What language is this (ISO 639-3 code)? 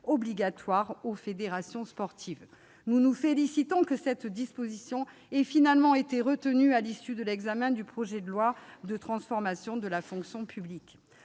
fra